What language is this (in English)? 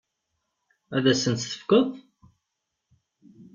Kabyle